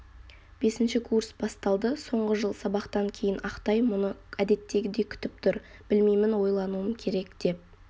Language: Kazakh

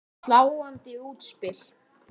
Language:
Icelandic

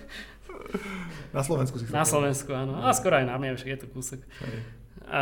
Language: Slovak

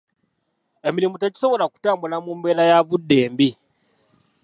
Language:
Ganda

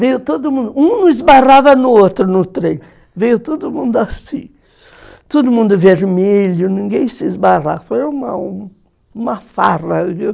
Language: Portuguese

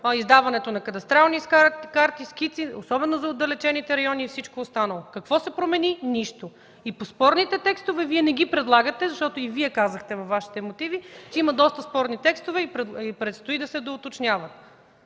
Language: Bulgarian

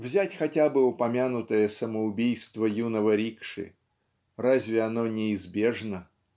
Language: Russian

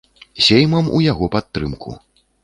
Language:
Belarusian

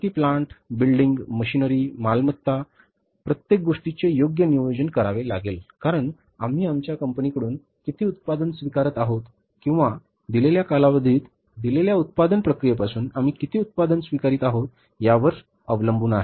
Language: Marathi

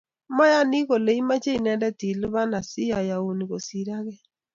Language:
Kalenjin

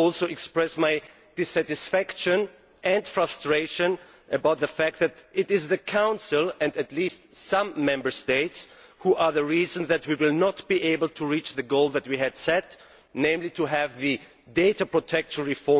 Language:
English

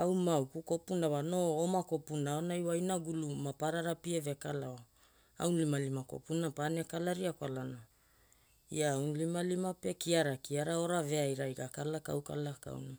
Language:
Hula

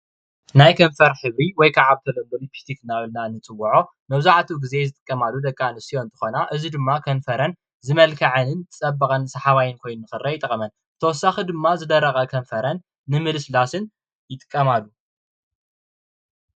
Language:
Tigrinya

